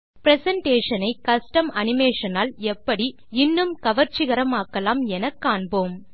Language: Tamil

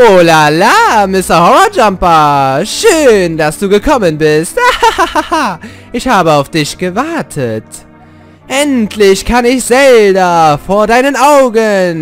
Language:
German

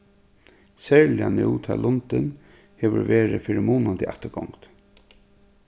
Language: Faroese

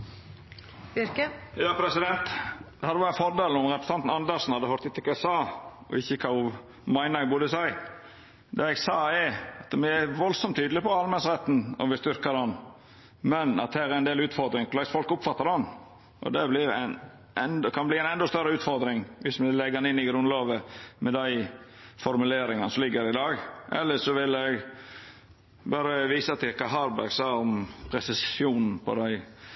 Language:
Norwegian Nynorsk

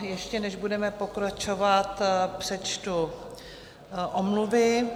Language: Czech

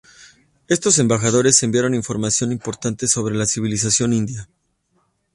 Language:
Spanish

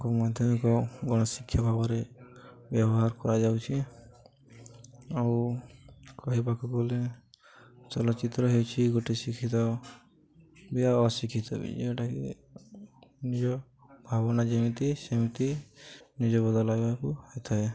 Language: Odia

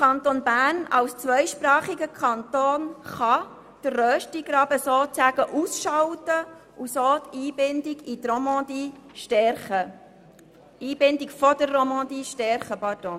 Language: Swiss German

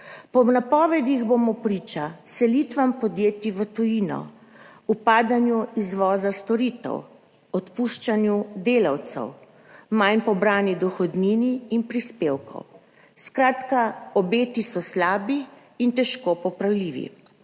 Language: Slovenian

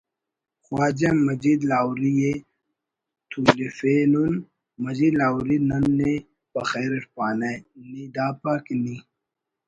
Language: Brahui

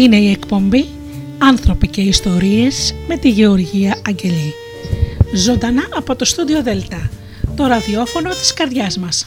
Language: Greek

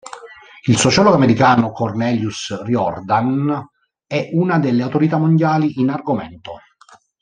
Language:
Italian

